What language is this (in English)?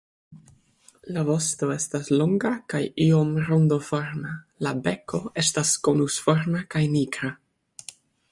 Esperanto